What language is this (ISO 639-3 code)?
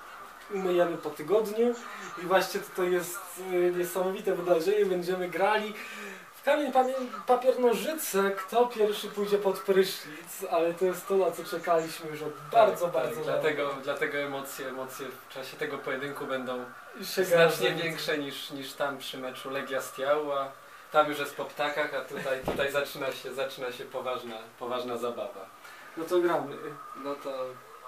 pol